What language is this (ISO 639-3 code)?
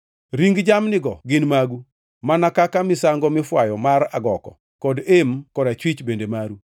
luo